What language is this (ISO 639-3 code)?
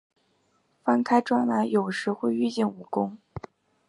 zho